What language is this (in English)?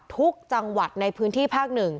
Thai